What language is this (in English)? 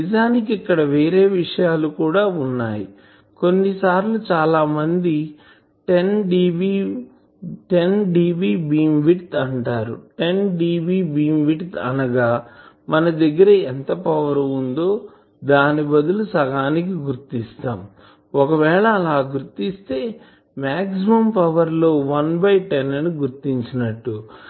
Telugu